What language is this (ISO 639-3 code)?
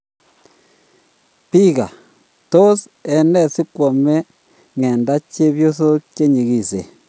kln